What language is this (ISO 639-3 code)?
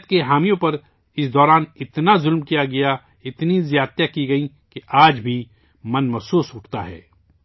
urd